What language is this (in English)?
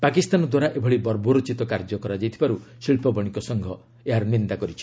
Odia